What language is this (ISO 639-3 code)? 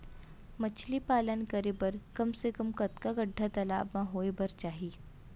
hne